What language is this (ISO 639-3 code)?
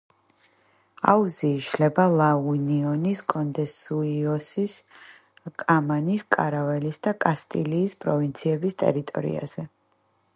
kat